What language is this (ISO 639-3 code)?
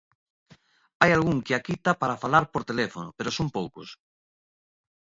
glg